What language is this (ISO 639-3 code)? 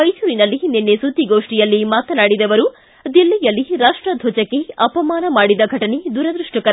kan